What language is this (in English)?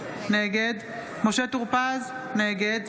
Hebrew